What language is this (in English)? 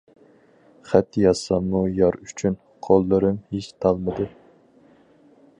Uyghur